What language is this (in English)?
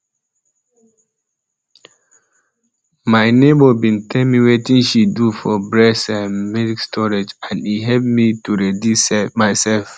Nigerian Pidgin